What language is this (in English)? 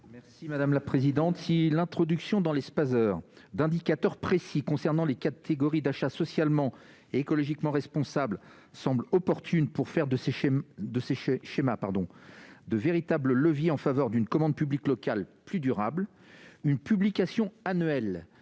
French